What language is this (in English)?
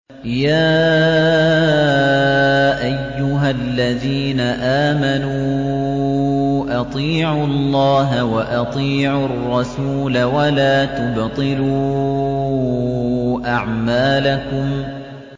Arabic